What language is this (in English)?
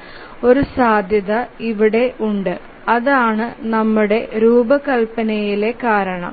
Malayalam